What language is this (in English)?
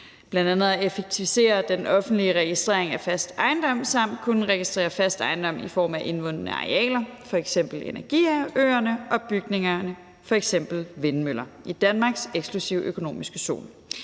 Danish